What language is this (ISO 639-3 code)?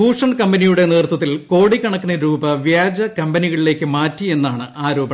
mal